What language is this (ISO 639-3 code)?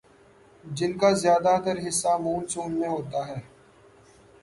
urd